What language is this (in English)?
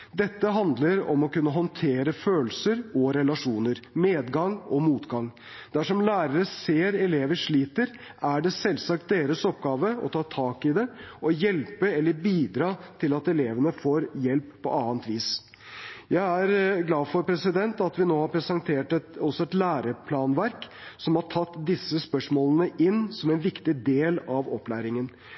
Norwegian Bokmål